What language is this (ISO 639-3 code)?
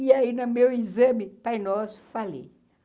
por